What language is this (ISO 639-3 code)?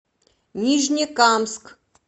rus